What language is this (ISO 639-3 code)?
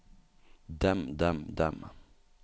nor